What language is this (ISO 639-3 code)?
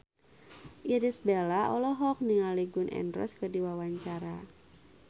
sun